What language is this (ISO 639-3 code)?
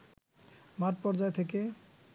ben